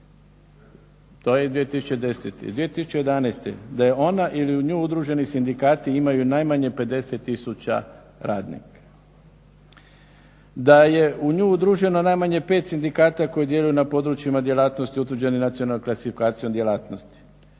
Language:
Croatian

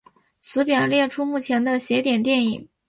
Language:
Chinese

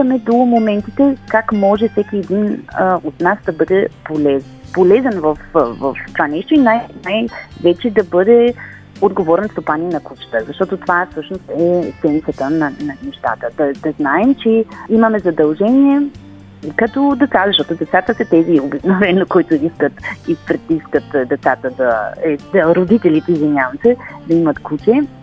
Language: Bulgarian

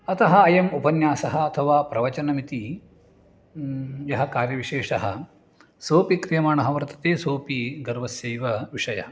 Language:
Sanskrit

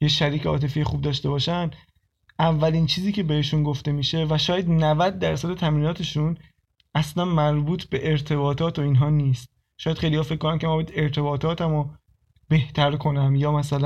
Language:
Persian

